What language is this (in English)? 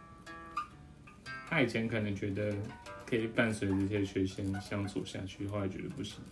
Chinese